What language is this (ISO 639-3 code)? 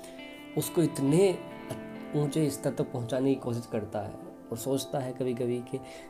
hin